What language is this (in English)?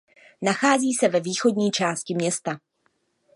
Czech